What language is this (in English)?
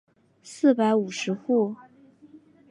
Chinese